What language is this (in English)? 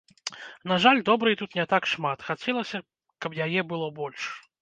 Belarusian